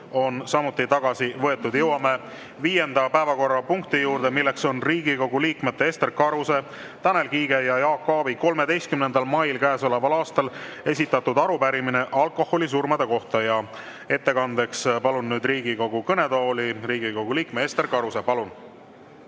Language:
Estonian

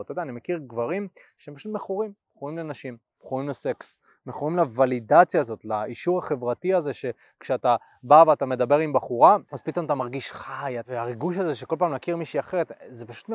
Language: Hebrew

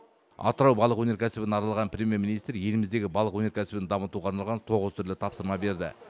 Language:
Kazakh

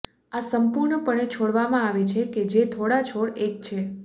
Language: Gujarati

